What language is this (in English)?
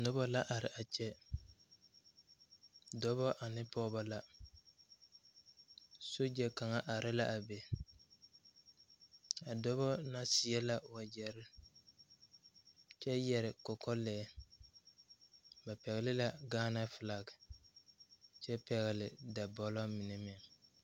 Southern Dagaare